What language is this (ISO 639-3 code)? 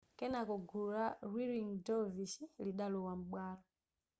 nya